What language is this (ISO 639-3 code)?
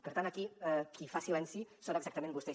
cat